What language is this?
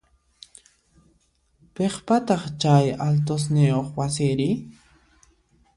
Puno Quechua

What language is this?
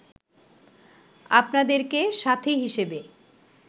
Bangla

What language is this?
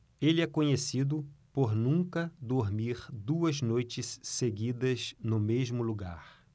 Portuguese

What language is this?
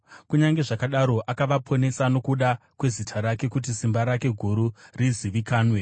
Shona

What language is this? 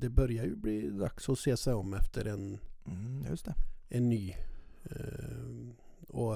Swedish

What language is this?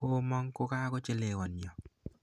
Kalenjin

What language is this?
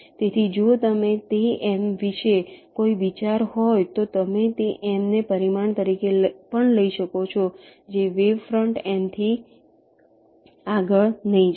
Gujarati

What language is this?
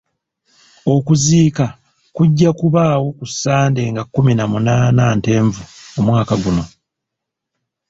Ganda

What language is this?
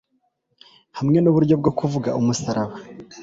Kinyarwanda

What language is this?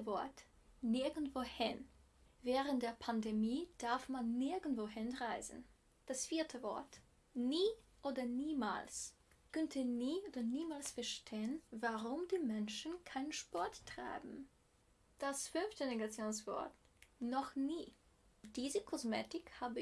German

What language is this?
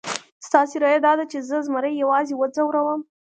Pashto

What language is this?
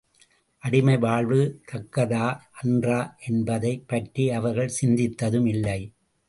Tamil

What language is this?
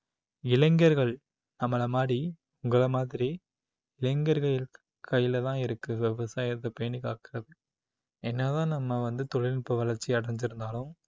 Tamil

